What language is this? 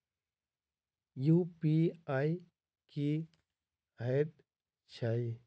Maithili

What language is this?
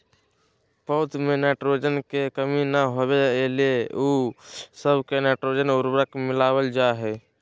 Magahi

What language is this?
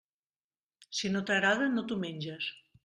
Catalan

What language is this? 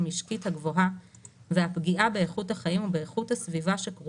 Hebrew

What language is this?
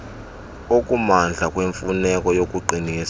Xhosa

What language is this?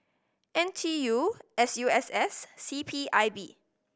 English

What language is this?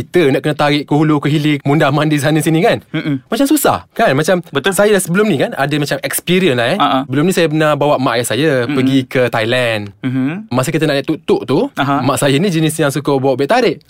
Malay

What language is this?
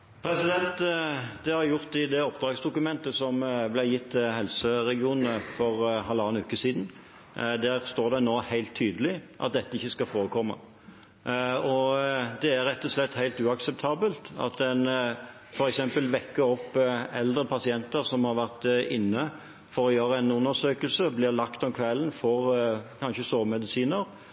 Norwegian Bokmål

